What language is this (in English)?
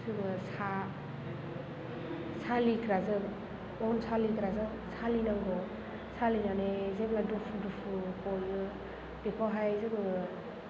Bodo